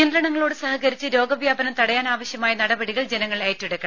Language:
Malayalam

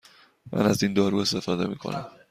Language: Persian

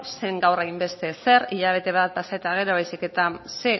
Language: Basque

